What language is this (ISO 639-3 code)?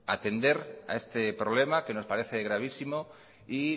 spa